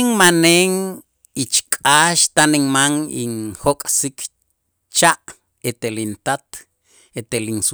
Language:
Itzá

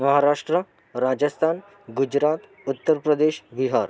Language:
Marathi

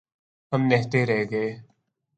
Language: Urdu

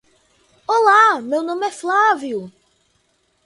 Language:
Portuguese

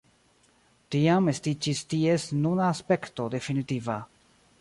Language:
Esperanto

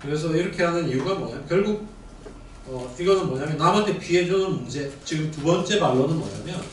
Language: Korean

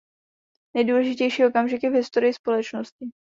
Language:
Czech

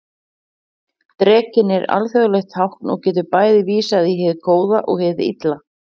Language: Icelandic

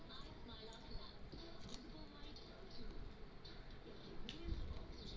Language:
Bhojpuri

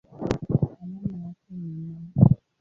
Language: Swahili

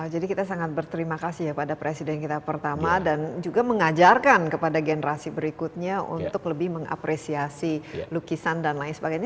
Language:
Indonesian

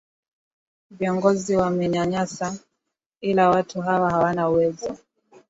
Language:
Swahili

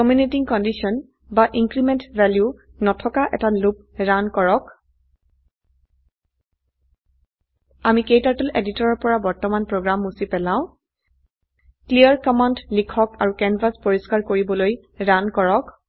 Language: Assamese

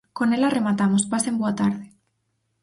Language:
Galician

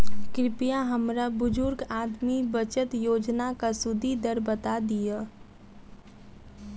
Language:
Maithili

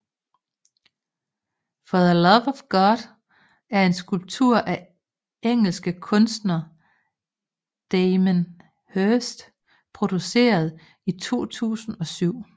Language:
Danish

